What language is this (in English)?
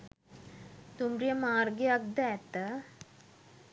Sinhala